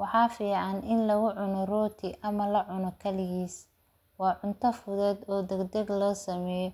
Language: Somali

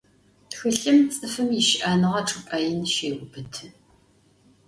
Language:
Adyghe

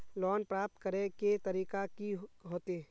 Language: Magahi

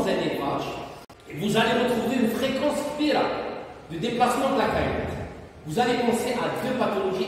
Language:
French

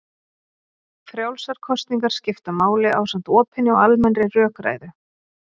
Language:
Icelandic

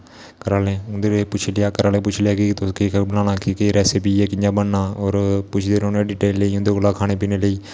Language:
Dogri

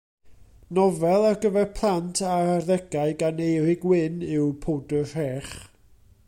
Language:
Welsh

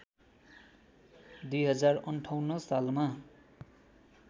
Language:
Nepali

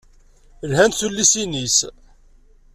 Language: Kabyle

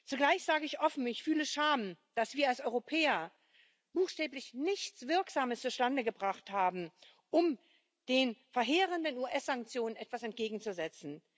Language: German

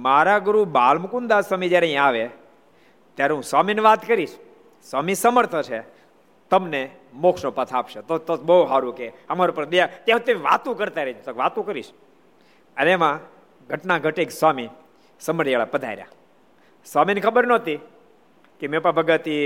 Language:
Gujarati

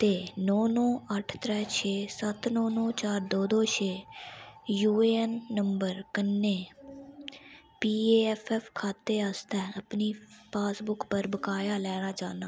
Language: Dogri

